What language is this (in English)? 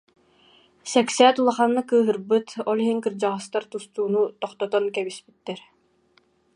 Yakut